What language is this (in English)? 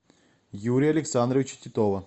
Russian